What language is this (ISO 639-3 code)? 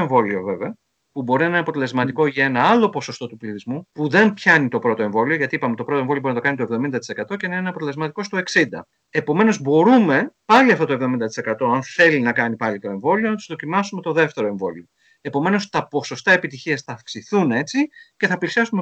ell